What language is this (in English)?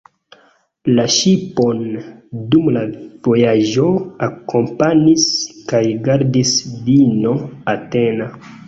Esperanto